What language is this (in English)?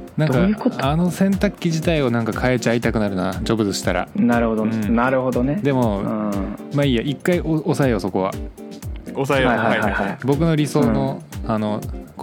Japanese